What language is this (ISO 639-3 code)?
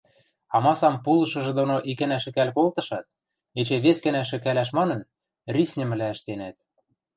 mrj